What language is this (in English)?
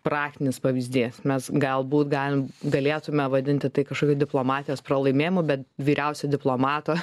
Lithuanian